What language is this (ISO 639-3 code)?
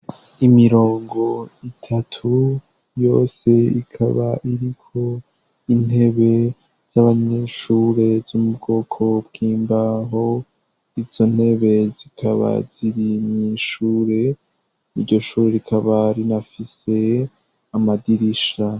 run